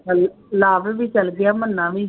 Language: Punjabi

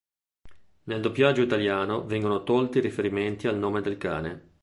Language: Italian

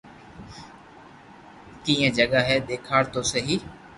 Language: Loarki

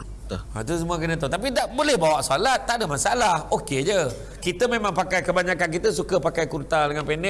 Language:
Malay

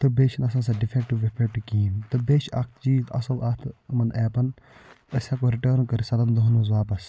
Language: Kashmiri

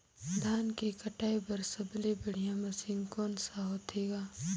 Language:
Chhattisgarhi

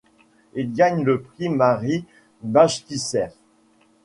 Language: French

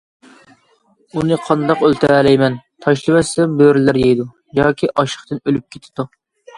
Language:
Uyghur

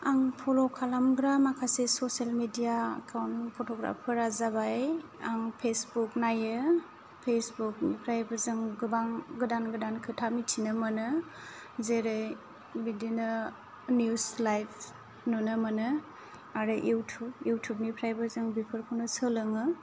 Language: Bodo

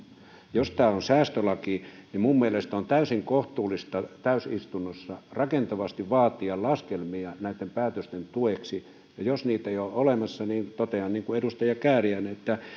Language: Finnish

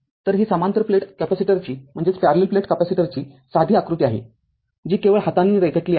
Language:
Marathi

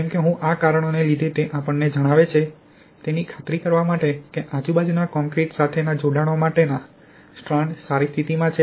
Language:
Gujarati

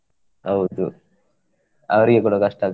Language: Kannada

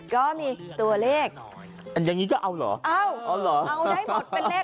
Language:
Thai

